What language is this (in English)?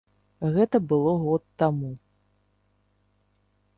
Belarusian